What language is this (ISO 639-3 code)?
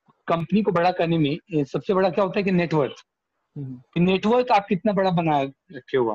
hin